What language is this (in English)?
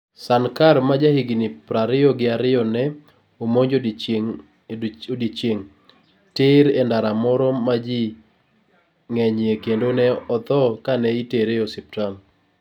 Luo (Kenya and Tanzania)